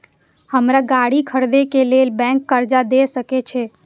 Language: Maithili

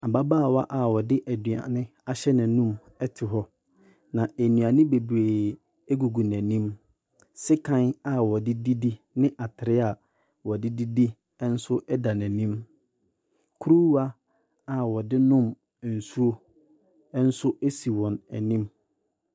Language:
Akan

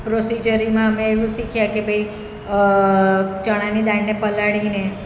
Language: Gujarati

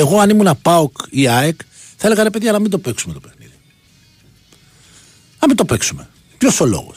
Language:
Greek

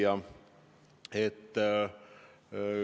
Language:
Estonian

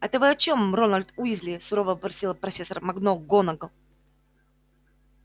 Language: Russian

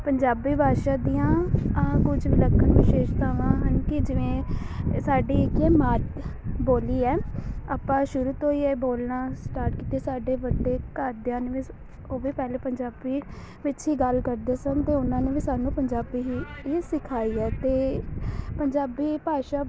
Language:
Punjabi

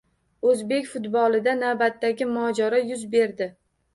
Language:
Uzbek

